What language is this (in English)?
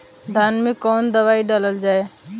Bhojpuri